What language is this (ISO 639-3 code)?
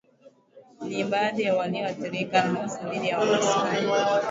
swa